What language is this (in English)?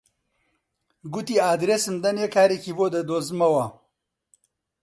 Central Kurdish